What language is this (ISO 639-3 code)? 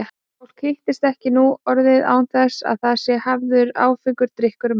isl